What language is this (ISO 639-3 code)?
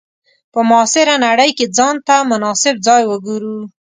pus